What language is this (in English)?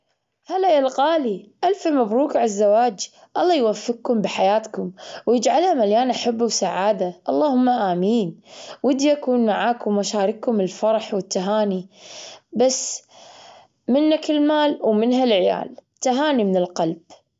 Gulf Arabic